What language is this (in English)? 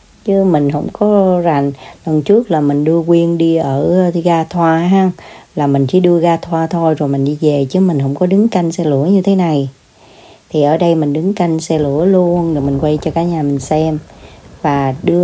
Vietnamese